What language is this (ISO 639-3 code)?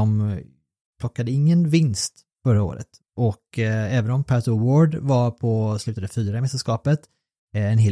swe